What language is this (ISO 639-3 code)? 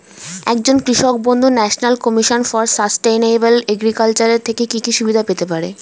ben